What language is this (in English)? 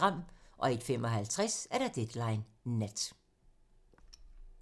Danish